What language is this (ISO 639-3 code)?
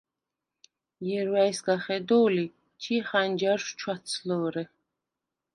sva